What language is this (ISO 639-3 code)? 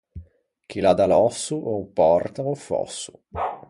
lij